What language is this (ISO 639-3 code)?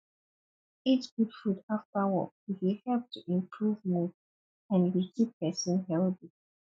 pcm